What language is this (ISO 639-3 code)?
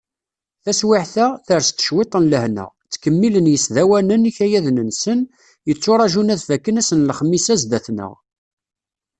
kab